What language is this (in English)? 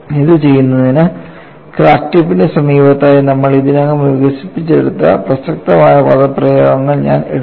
Malayalam